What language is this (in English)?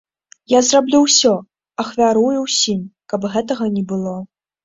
Belarusian